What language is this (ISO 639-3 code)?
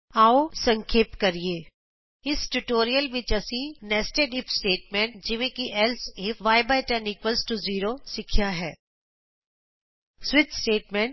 pan